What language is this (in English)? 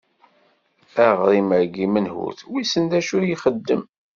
Kabyle